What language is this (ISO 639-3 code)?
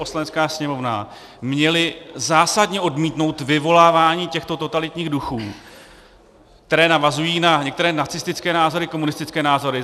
ces